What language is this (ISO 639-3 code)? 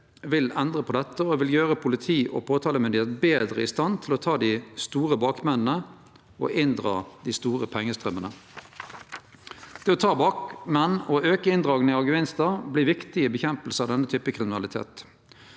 nor